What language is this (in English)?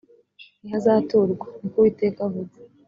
Kinyarwanda